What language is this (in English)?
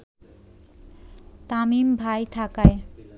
Bangla